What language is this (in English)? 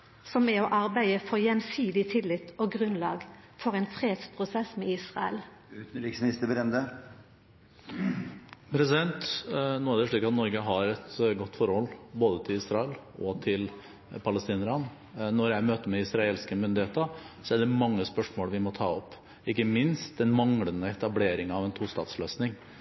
Norwegian